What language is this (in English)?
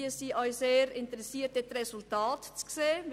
Swiss German